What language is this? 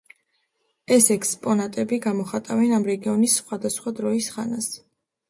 Georgian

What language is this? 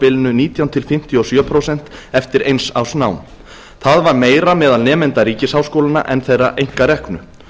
Icelandic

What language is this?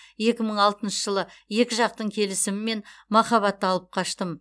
Kazakh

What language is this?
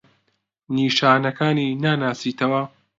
Central Kurdish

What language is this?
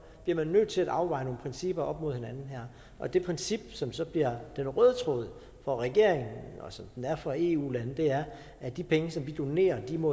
Danish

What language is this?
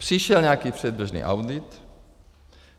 Czech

